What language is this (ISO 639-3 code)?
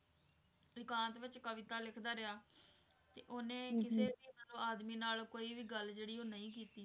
pan